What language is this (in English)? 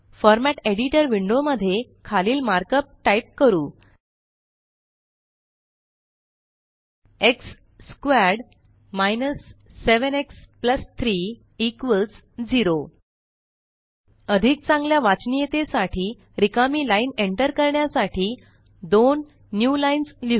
Marathi